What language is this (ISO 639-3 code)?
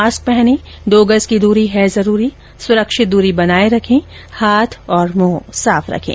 hin